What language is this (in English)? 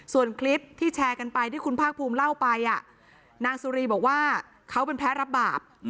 Thai